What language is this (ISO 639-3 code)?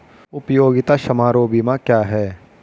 hin